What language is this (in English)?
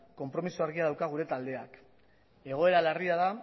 Basque